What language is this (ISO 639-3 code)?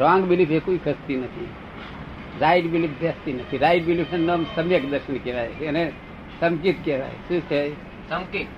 guj